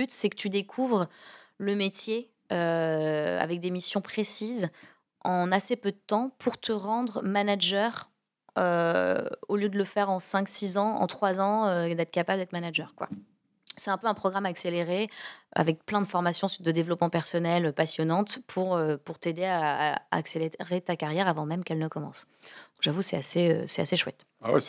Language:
French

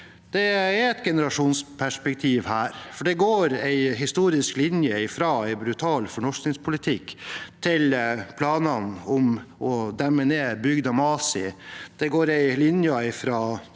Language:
Norwegian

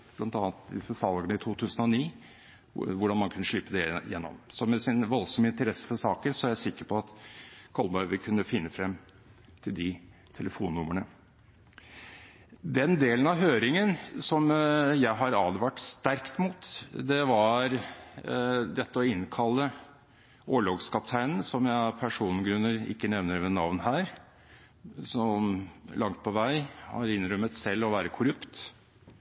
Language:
Norwegian Bokmål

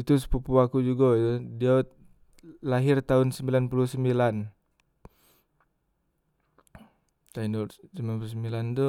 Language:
Musi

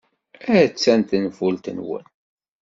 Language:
Kabyle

